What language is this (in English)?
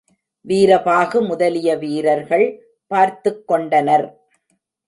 Tamil